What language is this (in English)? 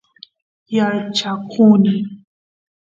Santiago del Estero Quichua